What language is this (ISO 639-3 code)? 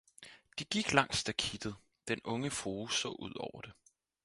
dan